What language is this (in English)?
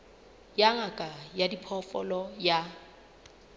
Southern Sotho